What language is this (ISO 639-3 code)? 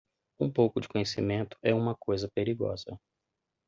por